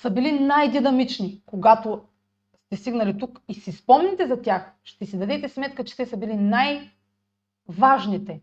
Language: Bulgarian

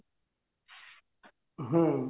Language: Odia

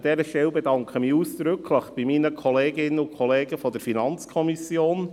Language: Swiss German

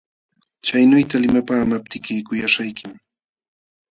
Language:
Jauja Wanca Quechua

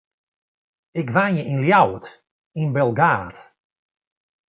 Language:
Western Frisian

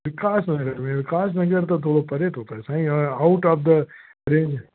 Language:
Sindhi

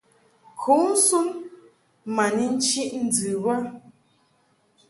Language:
Mungaka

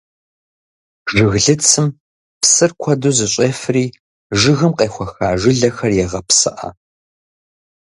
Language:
Kabardian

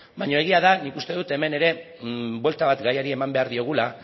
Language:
Basque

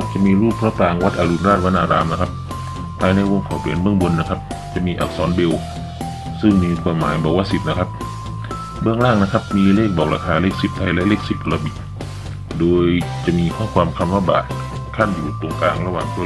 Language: Thai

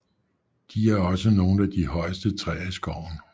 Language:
Danish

